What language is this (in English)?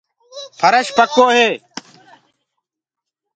Gurgula